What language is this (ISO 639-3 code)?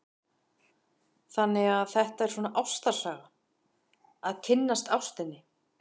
isl